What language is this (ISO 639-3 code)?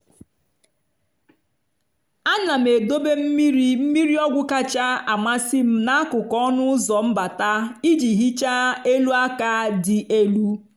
ibo